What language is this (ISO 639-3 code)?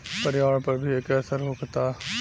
bho